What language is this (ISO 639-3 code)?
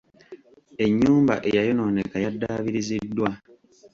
lug